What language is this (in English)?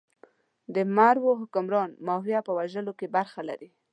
Pashto